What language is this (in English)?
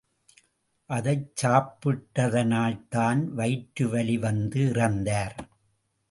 Tamil